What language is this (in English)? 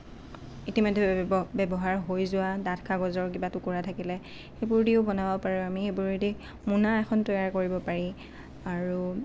Assamese